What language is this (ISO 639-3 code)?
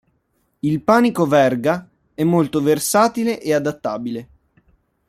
ita